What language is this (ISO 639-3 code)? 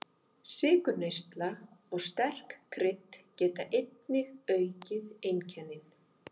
isl